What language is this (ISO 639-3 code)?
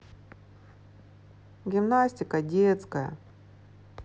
rus